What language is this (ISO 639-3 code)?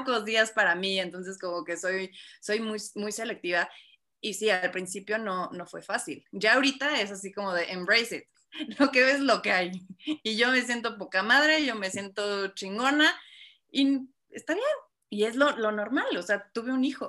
spa